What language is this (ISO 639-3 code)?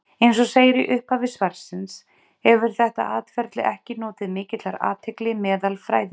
isl